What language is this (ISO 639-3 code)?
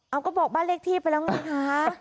tha